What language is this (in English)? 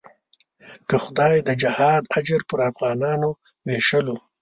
Pashto